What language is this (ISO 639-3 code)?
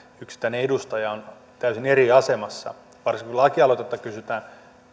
fin